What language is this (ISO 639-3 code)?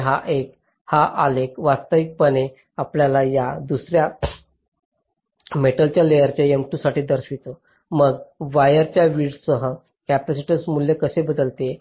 mar